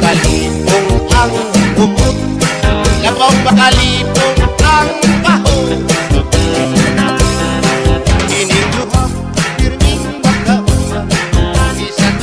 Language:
Vietnamese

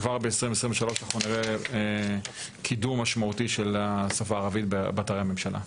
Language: Hebrew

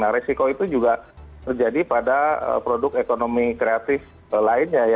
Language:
Indonesian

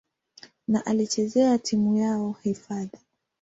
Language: Swahili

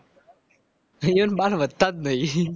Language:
Gujarati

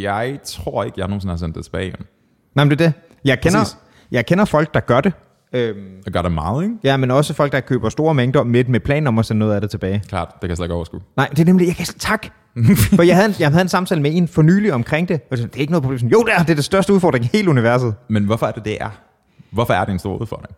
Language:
Danish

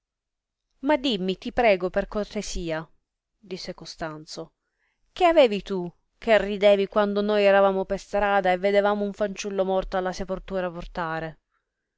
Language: Italian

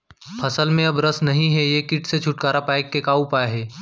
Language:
Chhattisgarhi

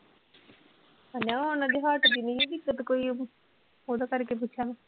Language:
Punjabi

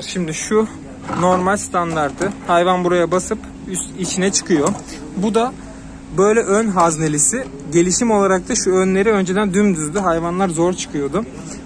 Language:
Turkish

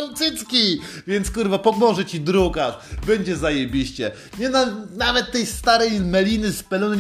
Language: Polish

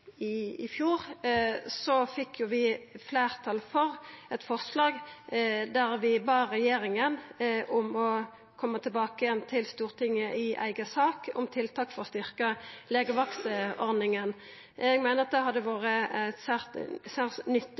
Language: Norwegian Nynorsk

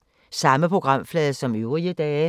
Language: Danish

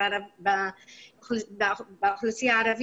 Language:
Hebrew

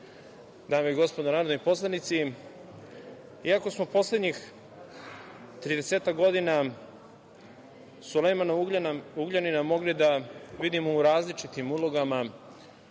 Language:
Serbian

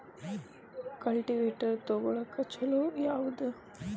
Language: Kannada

